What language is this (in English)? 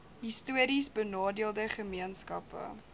Afrikaans